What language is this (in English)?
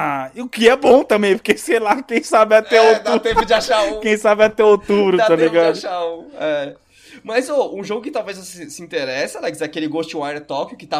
Portuguese